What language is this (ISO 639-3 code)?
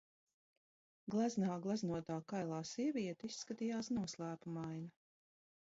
lav